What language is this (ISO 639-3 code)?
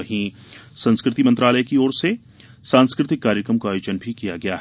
hin